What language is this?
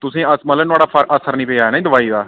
Dogri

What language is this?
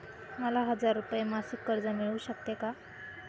Marathi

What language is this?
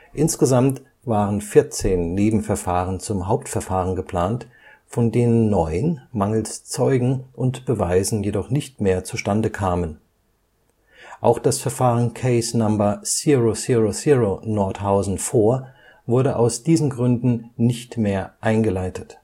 German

